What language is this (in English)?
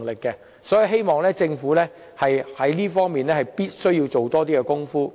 Cantonese